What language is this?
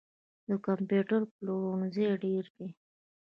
Pashto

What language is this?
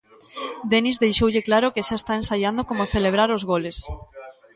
Galician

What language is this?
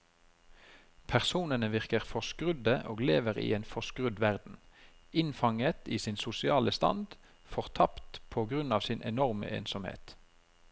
Norwegian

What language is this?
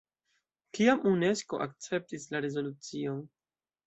Esperanto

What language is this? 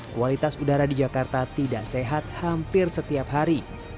Indonesian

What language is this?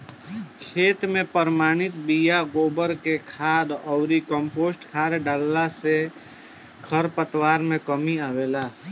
Bhojpuri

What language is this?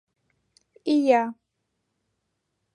Mari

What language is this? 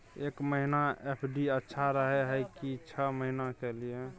Maithili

